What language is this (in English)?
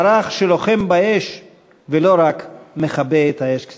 Hebrew